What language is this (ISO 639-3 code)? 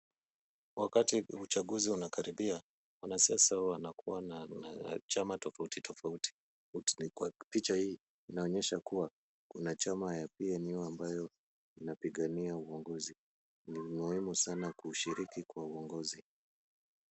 swa